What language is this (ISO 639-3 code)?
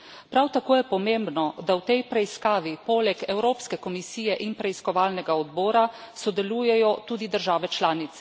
slv